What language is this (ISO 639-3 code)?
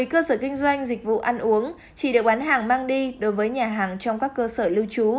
vie